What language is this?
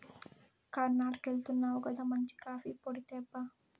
Telugu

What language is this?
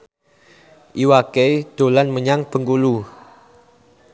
Javanese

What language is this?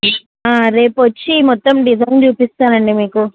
Telugu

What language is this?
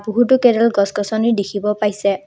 Assamese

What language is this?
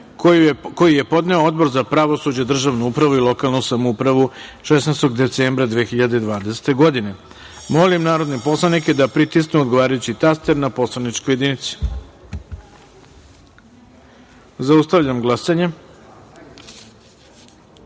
Serbian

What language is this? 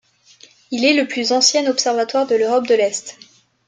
French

